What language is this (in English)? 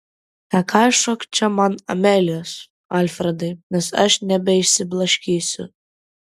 Lithuanian